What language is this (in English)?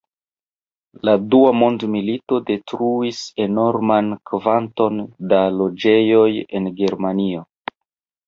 Esperanto